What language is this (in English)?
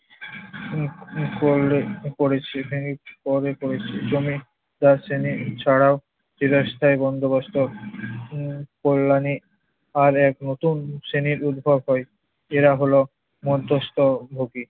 Bangla